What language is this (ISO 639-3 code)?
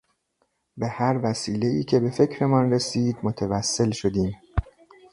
fas